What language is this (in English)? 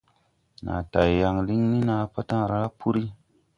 Tupuri